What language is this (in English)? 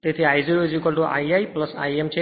Gujarati